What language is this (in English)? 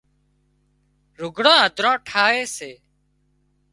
Wadiyara Koli